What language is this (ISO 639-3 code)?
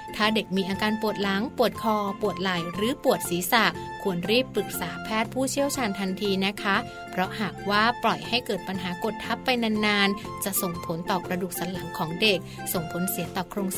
tha